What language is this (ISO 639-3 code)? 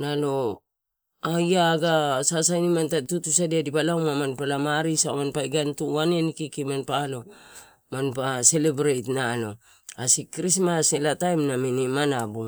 ttu